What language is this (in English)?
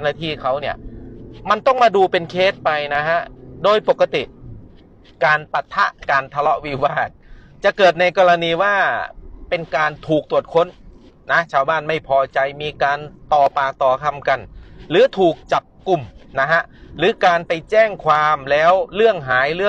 Thai